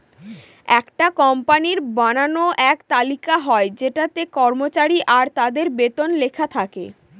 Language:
Bangla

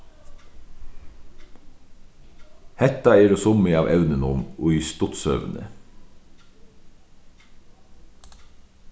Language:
Faroese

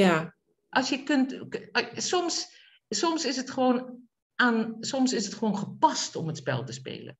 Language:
Dutch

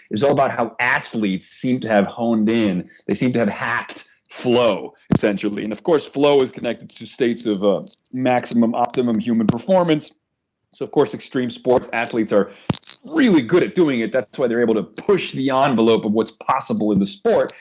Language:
English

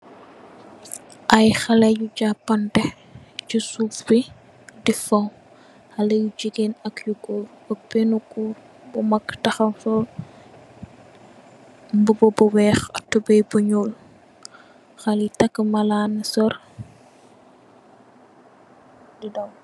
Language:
Wolof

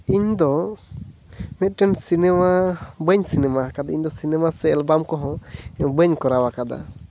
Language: Santali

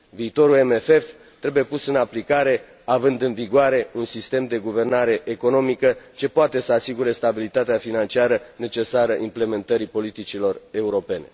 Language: Romanian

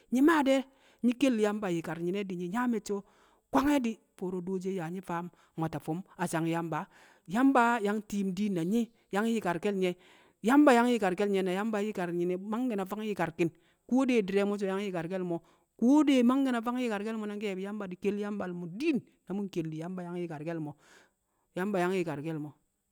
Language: Kamo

